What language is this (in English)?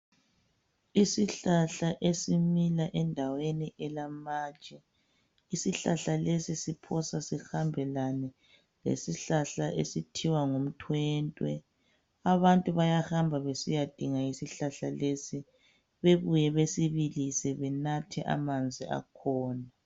North Ndebele